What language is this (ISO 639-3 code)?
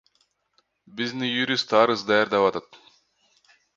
kir